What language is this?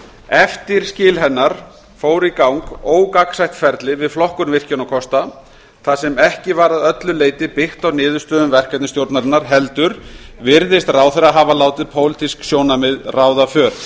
Icelandic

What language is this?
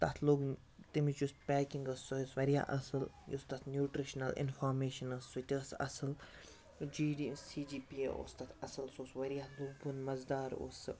Kashmiri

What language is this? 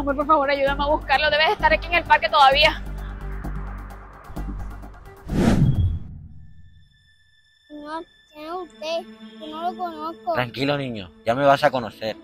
Spanish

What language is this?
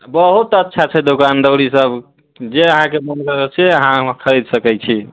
Maithili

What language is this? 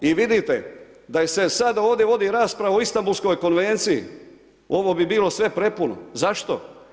Croatian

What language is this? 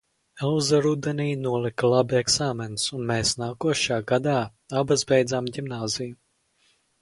Latvian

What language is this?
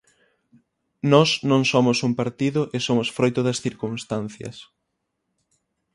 Galician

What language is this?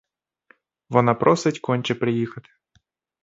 Ukrainian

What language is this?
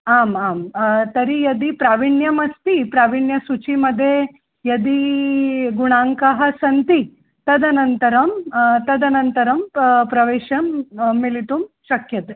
Sanskrit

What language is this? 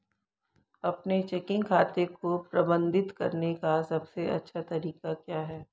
Hindi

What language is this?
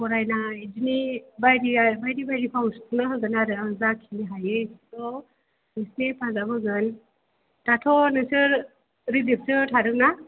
Bodo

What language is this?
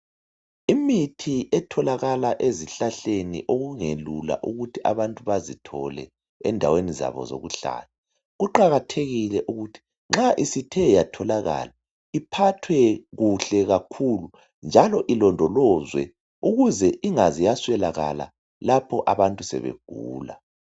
North Ndebele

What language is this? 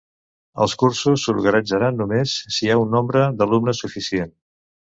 Catalan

